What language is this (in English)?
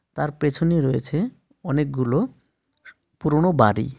Bangla